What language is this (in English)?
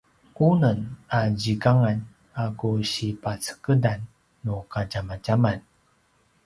Paiwan